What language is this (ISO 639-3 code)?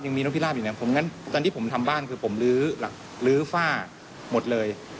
tha